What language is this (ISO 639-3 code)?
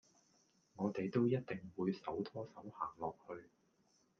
yue